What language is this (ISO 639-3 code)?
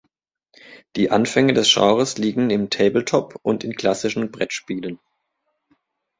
deu